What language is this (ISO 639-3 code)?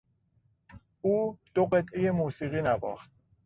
fas